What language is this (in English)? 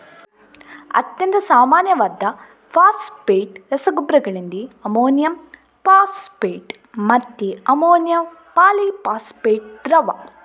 Kannada